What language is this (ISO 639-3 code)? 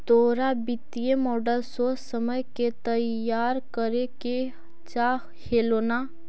mag